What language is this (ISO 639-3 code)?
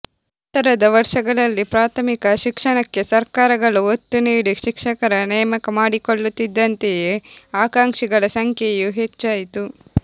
kan